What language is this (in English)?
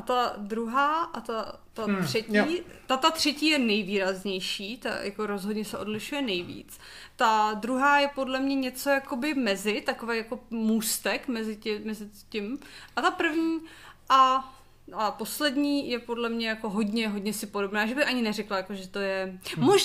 Czech